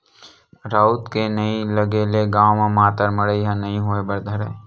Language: Chhattisgarhi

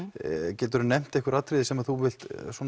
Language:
Icelandic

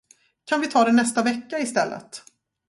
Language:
Swedish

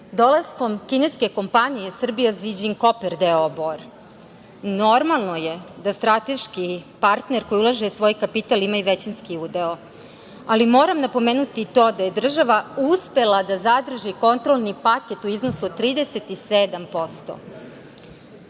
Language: Serbian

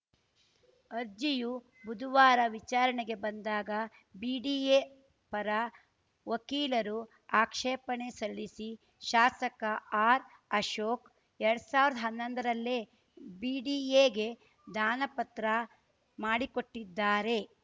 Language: Kannada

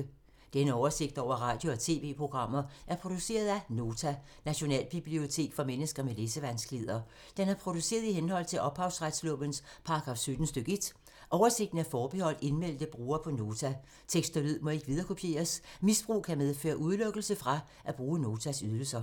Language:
Danish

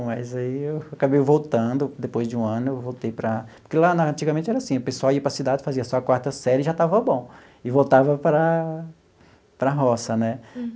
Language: Portuguese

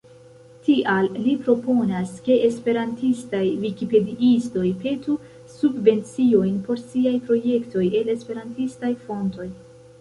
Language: Esperanto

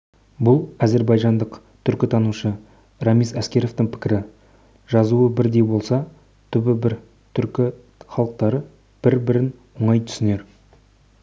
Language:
Kazakh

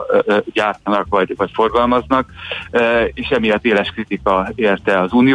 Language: Hungarian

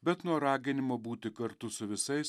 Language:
Lithuanian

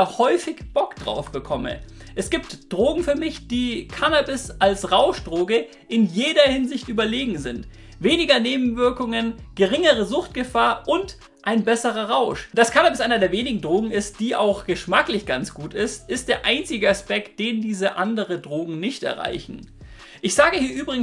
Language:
German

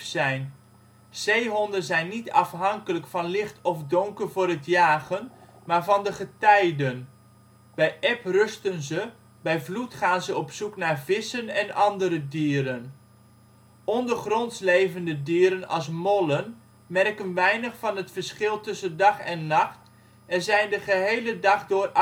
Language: Dutch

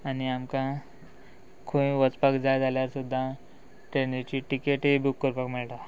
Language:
Konkani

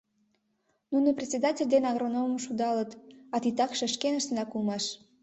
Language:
Mari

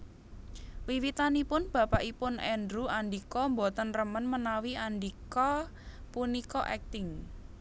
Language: Javanese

